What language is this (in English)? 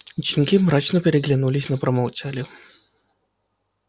Russian